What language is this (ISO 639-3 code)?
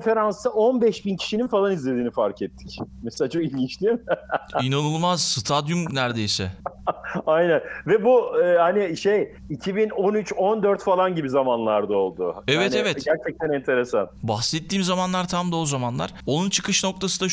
tur